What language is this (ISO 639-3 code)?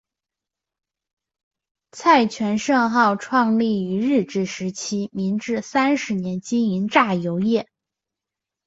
zho